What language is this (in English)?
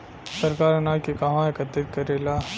Bhojpuri